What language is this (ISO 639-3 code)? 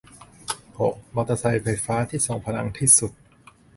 tha